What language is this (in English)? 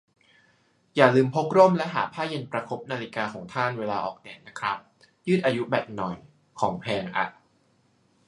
Thai